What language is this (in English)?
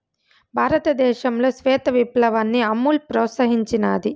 Telugu